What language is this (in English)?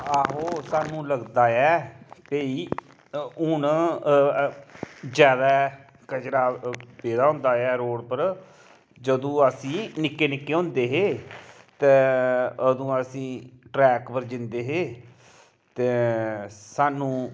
Dogri